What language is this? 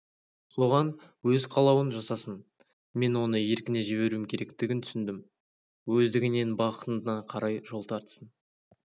Kazakh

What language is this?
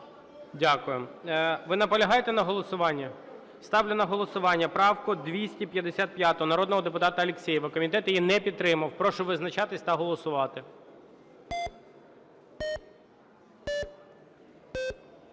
Ukrainian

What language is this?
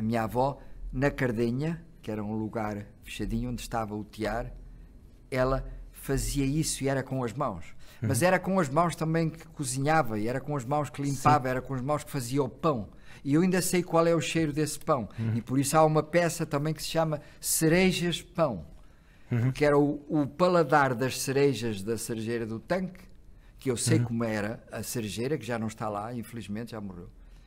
Portuguese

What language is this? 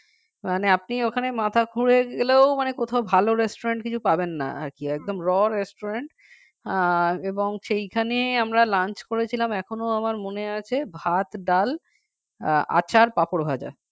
Bangla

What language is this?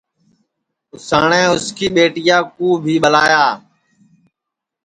Sansi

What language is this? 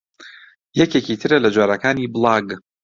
Central Kurdish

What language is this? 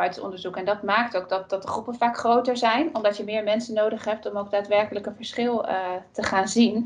Dutch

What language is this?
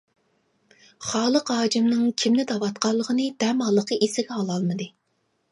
Uyghur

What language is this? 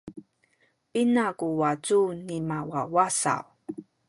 Sakizaya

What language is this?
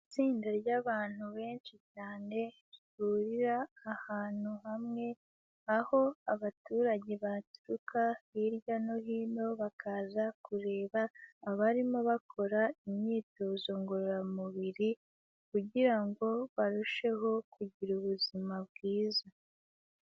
Kinyarwanda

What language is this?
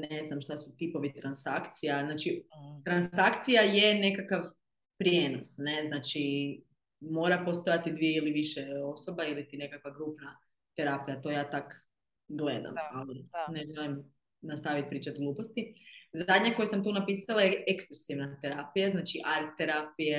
Croatian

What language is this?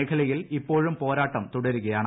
Malayalam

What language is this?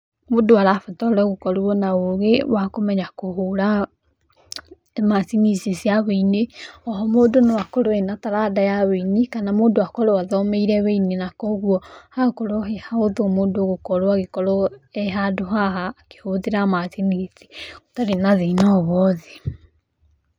Kikuyu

